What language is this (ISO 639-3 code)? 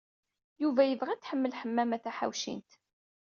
kab